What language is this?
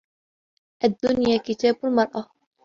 Arabic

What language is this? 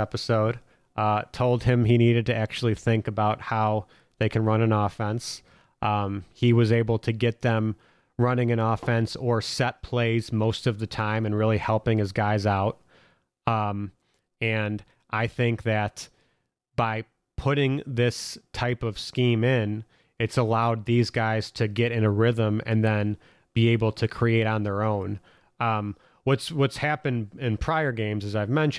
English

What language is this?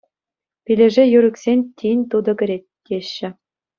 Chuvash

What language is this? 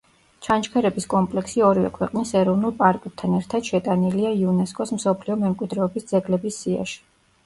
Georgian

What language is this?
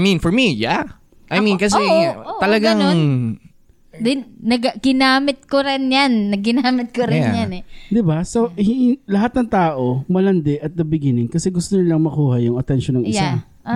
Filipino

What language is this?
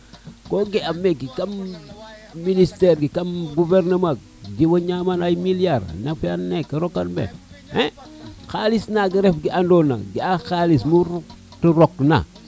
Serer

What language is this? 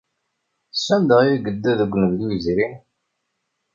Kabyle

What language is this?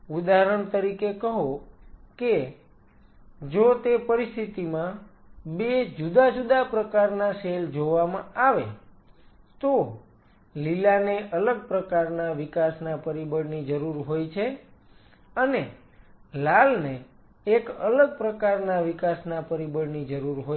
Gujarati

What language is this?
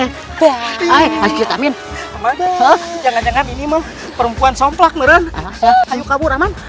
Indonesian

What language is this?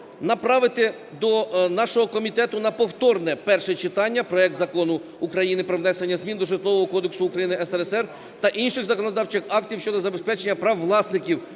Ukrainian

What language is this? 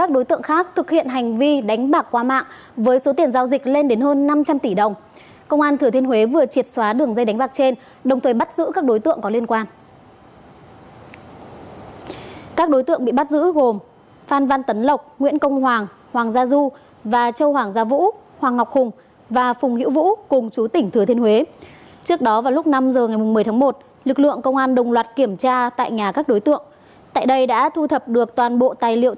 Vietnamese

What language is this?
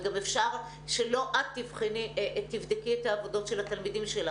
Hebrew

